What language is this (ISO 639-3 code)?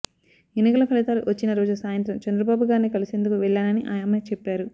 tel